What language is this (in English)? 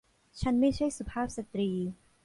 Thai